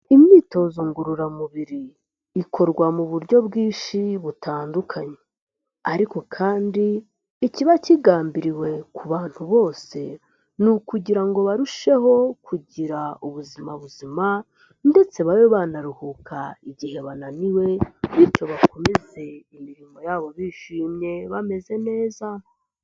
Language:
Kinyarwanda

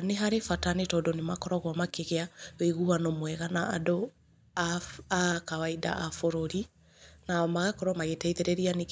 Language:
Kikuyu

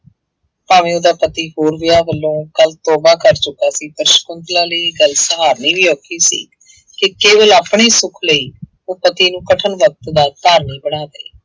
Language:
Punjabi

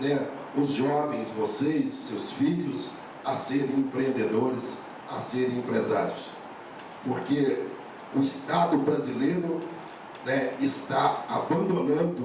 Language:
Portuguese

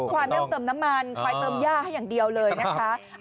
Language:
Thai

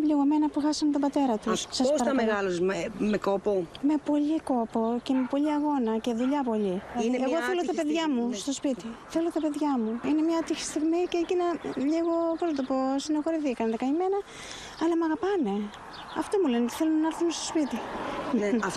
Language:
Greek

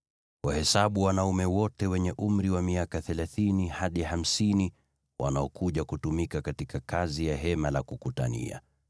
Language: Swahili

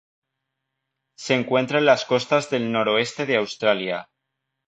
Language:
Spanish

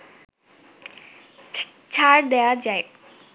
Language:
Bangla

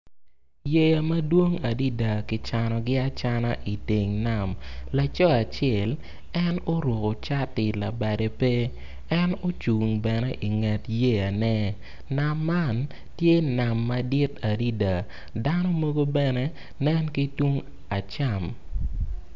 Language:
Acoli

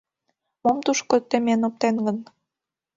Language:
Mari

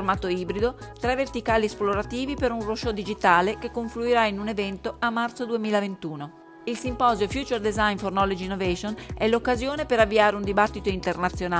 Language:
Italian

